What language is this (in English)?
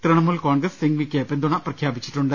Malayalam